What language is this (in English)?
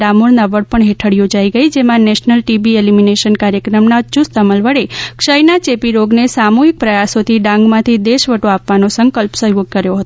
Gujarati